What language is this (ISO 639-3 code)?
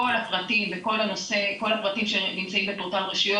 heb